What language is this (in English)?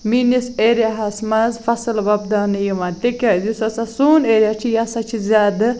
Kashmiri